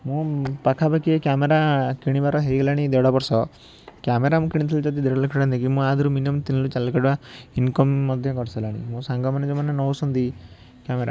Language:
Odia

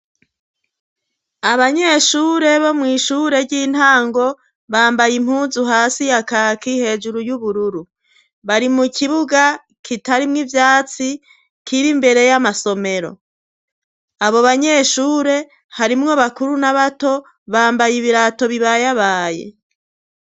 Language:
Rundi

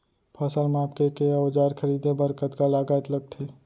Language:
Chhattisgarhi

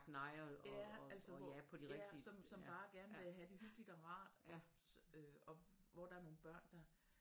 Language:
Danish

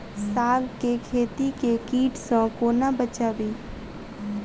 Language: Maithili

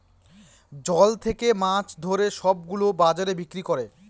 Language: Bangla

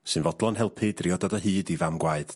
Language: Welsh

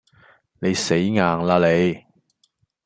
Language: Cantonese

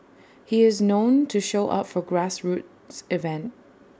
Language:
English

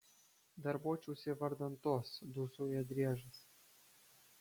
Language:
Lithuanian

